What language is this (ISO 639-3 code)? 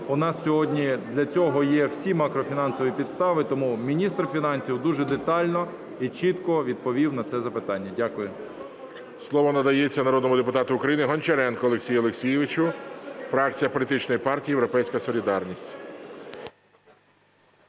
ukr